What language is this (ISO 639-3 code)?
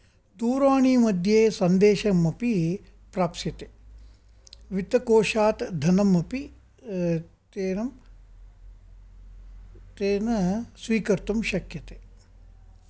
san